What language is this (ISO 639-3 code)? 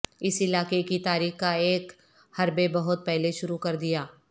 urd